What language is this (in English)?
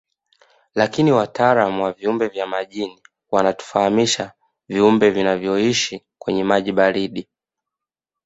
Swahili